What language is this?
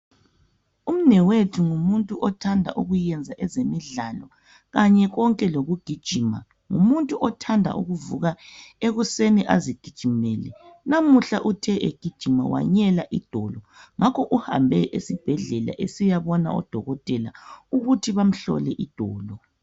North Ndebele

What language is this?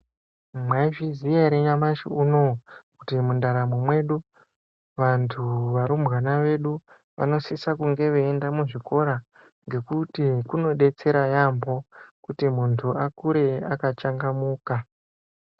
Ndau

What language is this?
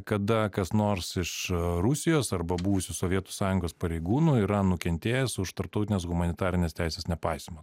Lithuanian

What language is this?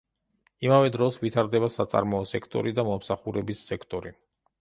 Georgian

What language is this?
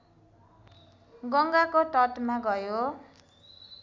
Nepali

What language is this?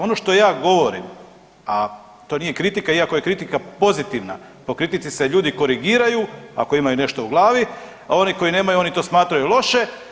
Croatian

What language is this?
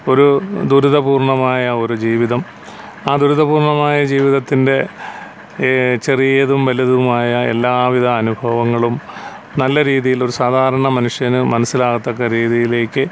Malayalam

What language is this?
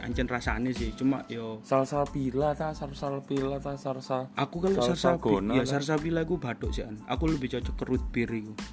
Indonesian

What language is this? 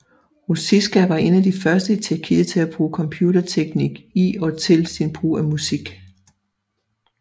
Danish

